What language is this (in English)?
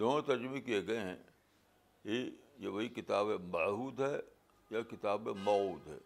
Urdu